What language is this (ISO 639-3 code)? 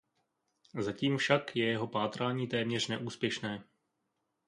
ces